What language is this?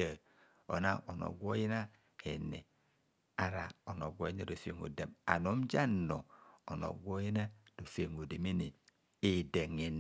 Kohumono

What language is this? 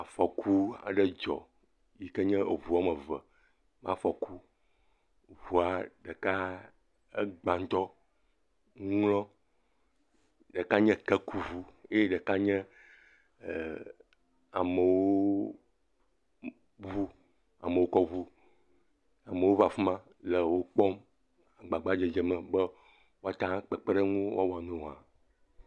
Ewe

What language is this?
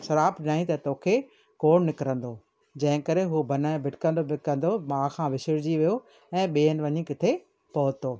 Sindhi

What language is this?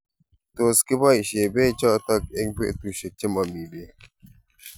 Kalenjin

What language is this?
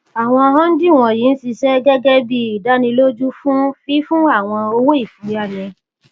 Yoruba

